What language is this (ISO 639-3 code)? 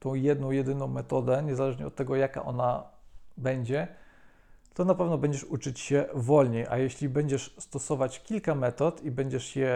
pol